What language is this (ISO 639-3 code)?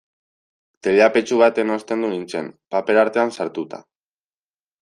eus